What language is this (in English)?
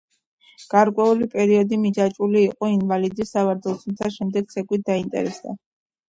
Georgian